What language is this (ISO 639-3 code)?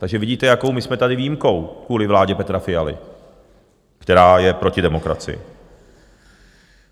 ces